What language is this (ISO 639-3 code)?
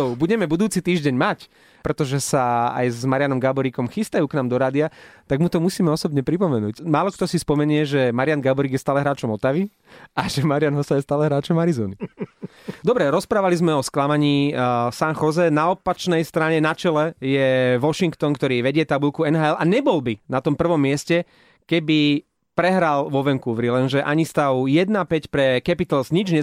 slk